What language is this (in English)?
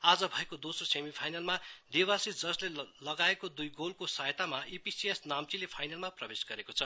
Nepali